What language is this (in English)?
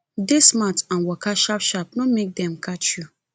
Nigerian Pidgin